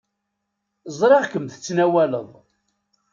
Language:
Kabyle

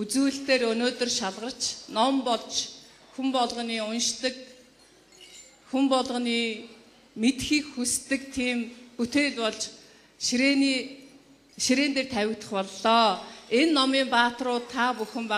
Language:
Dutch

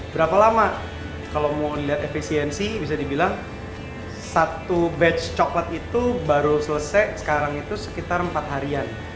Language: Indonesian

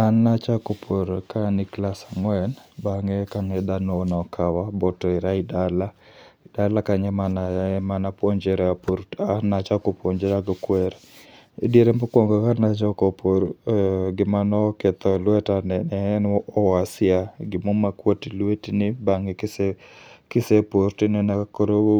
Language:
Luo (Kenya and Tanzania)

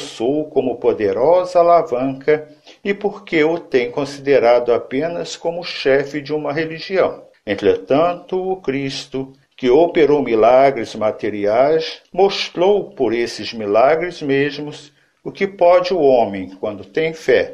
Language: Portuguese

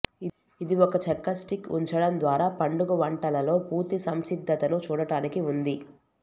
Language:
Telugu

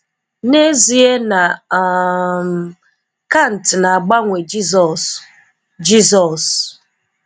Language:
Igbo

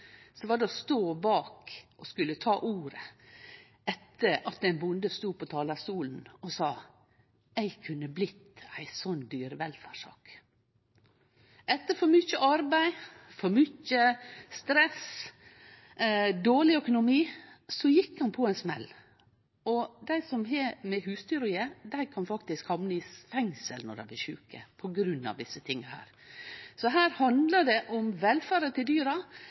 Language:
Norwegian Nynorsk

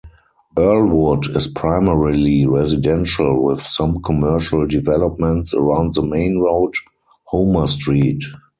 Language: English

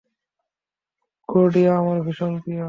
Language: Bangla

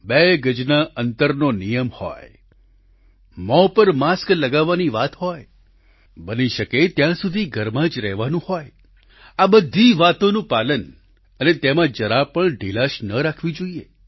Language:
Gujarati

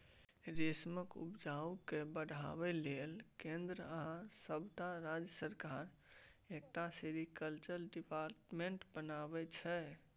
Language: Maithili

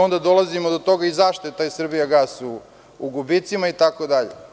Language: Serbian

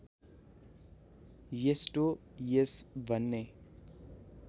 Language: Nepali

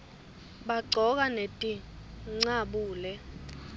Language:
Swati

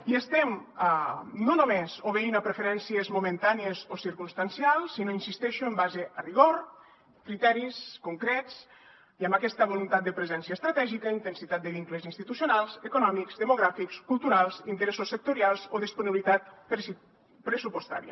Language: Catalan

